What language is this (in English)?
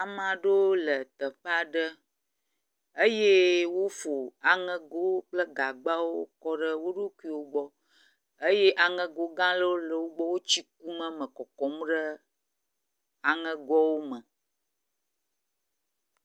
Ewe